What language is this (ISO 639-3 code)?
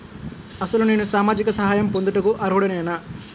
tel